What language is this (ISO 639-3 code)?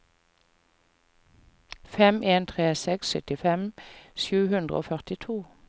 nor